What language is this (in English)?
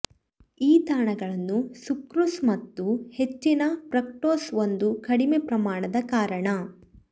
Kannada